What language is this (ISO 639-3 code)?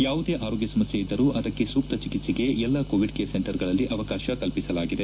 kan